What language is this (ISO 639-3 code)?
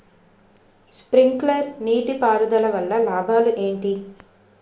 tel